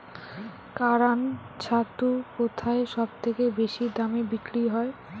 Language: Bangla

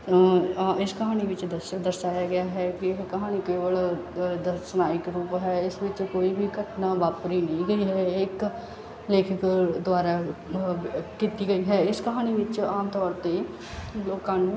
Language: Punjabi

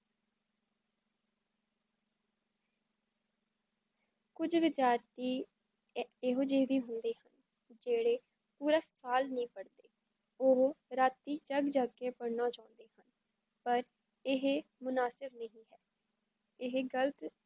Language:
Punjabi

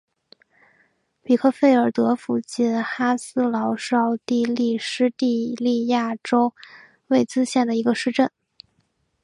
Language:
Chinese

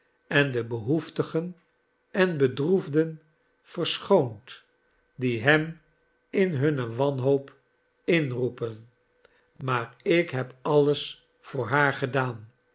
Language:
Dutch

